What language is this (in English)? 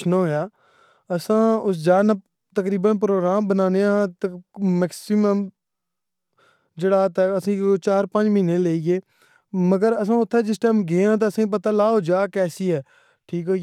Pahari-Potwari